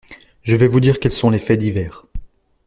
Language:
French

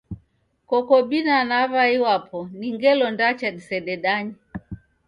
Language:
Taita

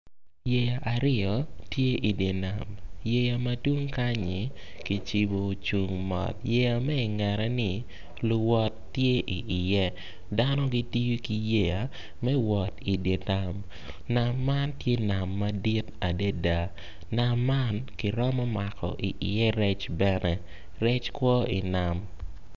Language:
Acoli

